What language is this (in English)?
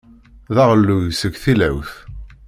Kabyle